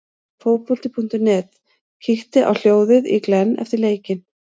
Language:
Icelandic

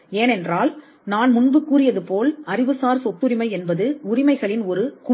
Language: Tamil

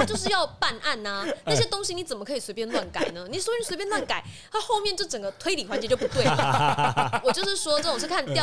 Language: Chinese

